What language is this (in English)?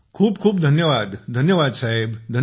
Marathi